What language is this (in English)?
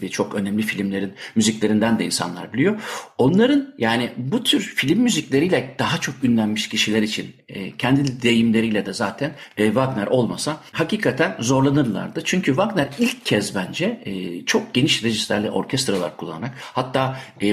Turkish